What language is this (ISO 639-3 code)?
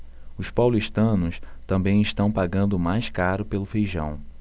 por